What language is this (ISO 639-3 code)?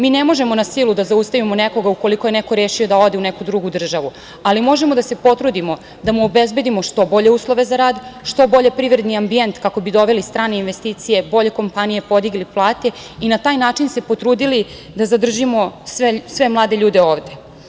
srp